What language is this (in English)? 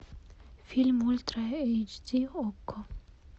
Russian